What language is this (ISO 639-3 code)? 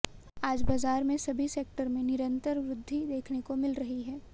hin